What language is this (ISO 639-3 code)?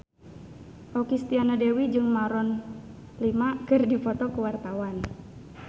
sun